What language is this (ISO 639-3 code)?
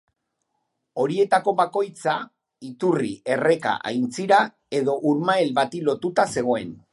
eus